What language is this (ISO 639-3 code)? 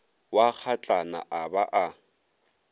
nso